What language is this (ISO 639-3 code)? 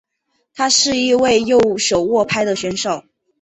zho